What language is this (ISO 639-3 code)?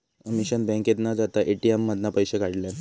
mar